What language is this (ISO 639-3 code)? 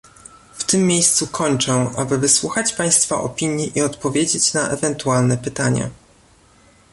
pol